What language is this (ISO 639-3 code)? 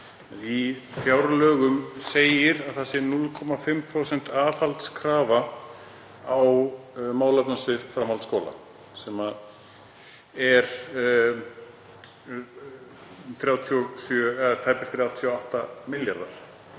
isl